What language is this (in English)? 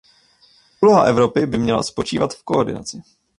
Czech